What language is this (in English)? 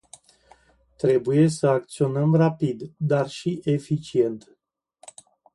Romanian